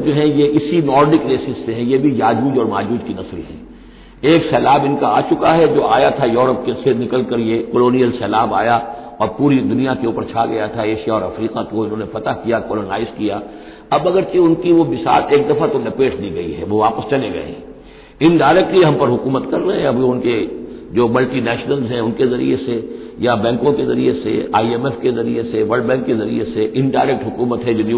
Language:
Hindi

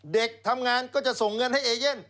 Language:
Thai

